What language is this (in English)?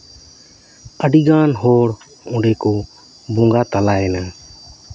Santali